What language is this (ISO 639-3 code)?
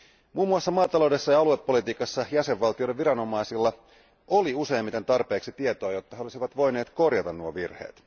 fin